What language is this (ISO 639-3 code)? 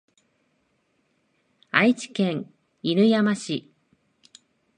jpn